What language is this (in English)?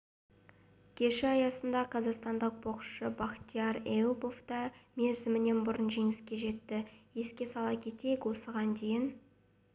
Kazakh